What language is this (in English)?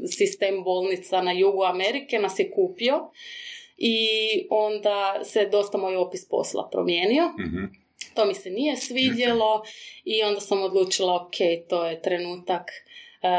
Croatian